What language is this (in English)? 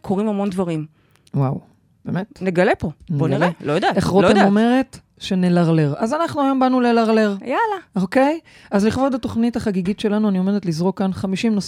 Hebrew